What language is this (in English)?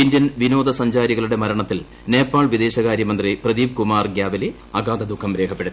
Malayalam